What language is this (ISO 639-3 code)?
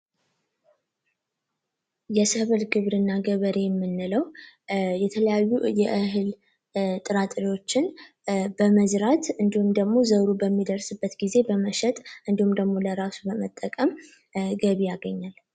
amh